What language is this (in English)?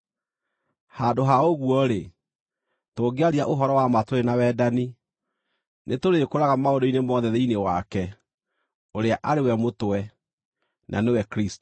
Kikuyu